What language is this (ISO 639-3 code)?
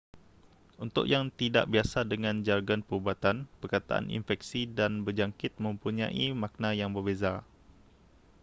msa